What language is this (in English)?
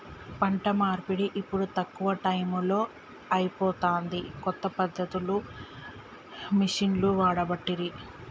Telugu